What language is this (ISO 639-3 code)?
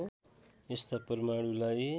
nep